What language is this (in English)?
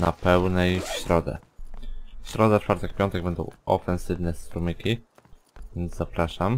Polish